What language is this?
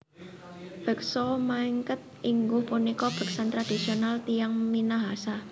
Javanese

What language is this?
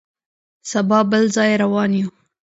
Pashto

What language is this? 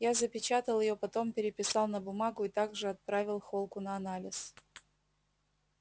Russian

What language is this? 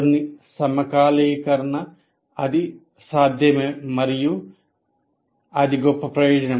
Telugu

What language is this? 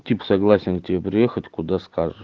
Russian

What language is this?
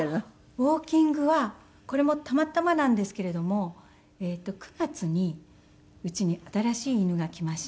Japanese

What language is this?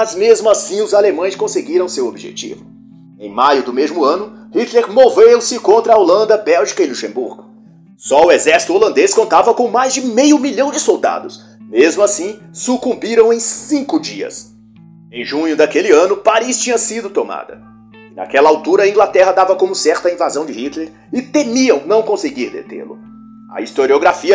Portuguese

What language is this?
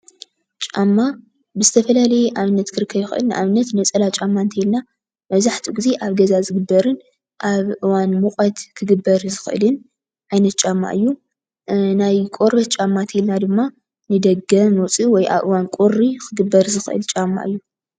Tigrinya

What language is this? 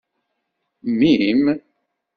Kabyle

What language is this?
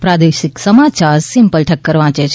Gujarati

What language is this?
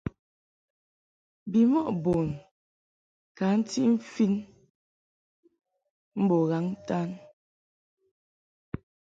Mungaka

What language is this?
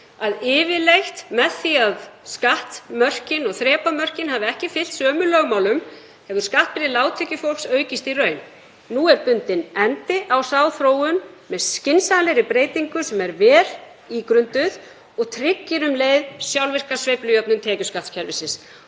Icelandic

